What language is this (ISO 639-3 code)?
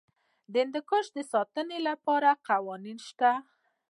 pus